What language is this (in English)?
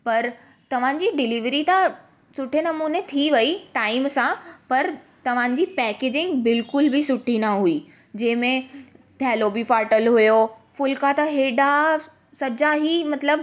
Sindhi